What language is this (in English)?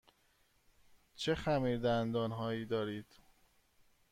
Persian